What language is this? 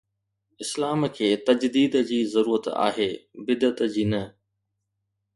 Sindhi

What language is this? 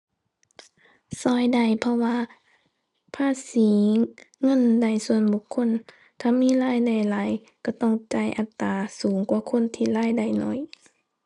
Thai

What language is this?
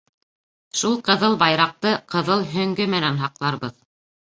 Bashkir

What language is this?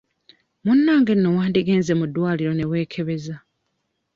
Ganda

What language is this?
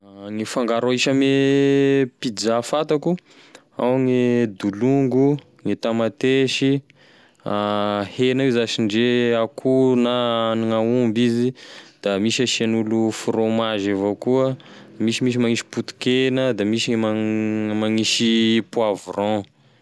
Tesaka Malagasy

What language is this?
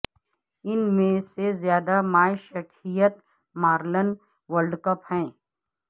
Urdu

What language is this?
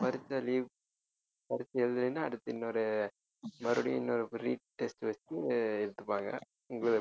Tamil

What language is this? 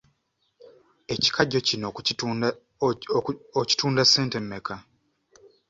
Ganda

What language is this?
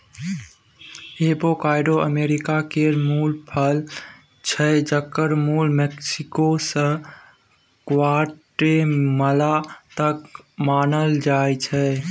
Maithili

